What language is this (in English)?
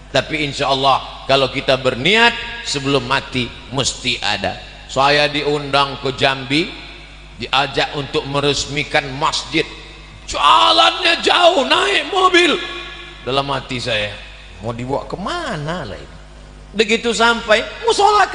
Indonesian